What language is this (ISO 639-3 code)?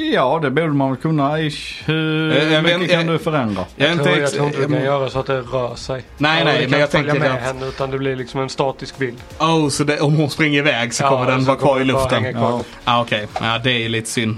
swe